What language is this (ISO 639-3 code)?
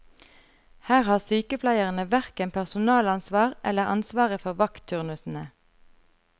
nor